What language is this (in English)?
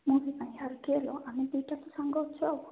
Odia